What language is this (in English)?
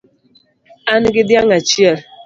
Luo (Kenya and Tanzania)